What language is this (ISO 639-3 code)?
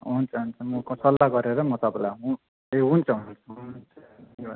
nep